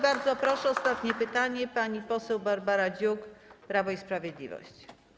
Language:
Polish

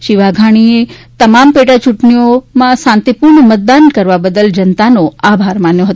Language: Gujarati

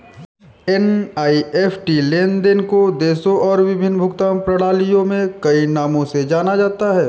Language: Hindi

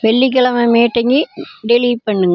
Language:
Tamil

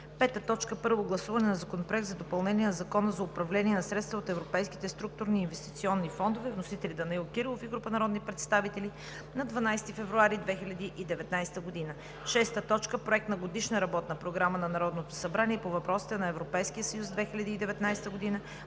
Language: Bulgarian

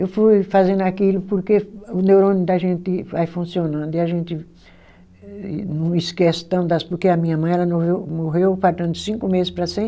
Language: Portuguese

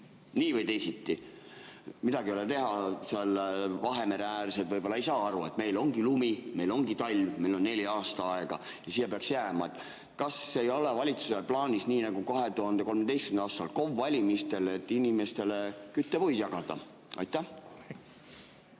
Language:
Estonian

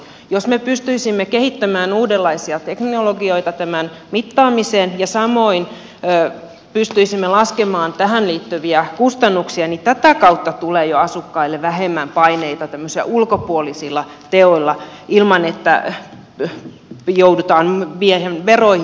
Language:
Finnish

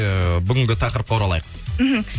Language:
Kazakh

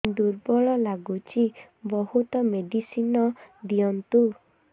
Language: Odia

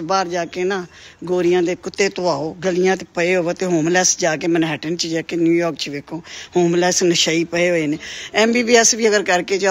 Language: Punjabi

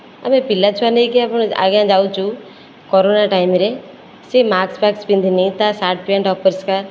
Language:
Odia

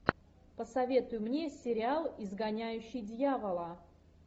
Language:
Russian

